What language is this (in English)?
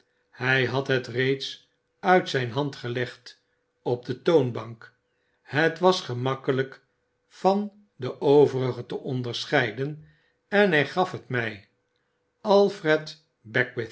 Dutch